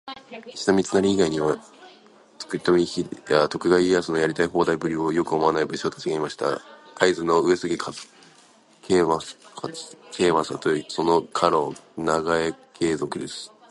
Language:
Japanese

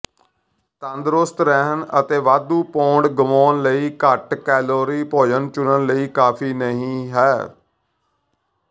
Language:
Punjabi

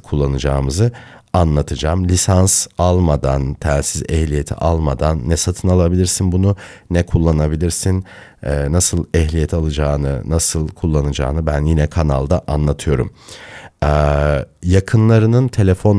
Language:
Turkish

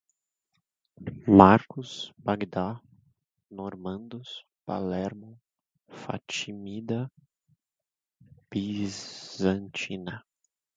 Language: Portuguese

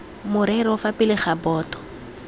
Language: Tswana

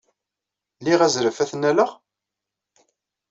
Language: Kabyle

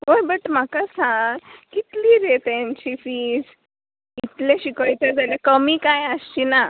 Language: Konkani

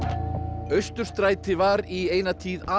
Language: Icelandic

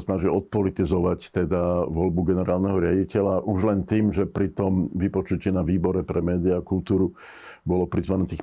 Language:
Slovak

